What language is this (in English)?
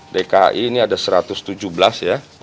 Indonesian